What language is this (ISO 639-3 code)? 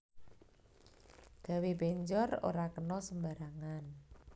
jav